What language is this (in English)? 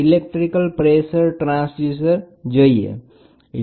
Gujarati